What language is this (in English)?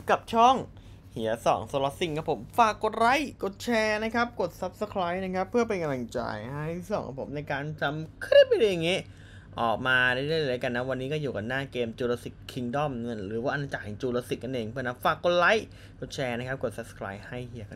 Thai